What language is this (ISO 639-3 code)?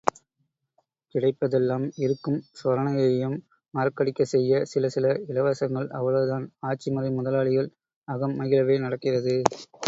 tam